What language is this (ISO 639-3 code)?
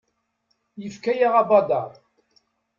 kab